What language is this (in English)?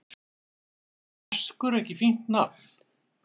Icelandic